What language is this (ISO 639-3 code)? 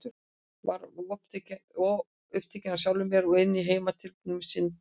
isl